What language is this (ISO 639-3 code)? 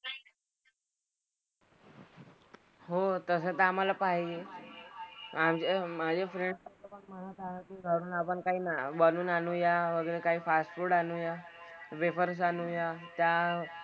mar